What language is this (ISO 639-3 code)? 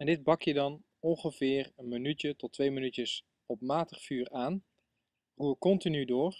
nld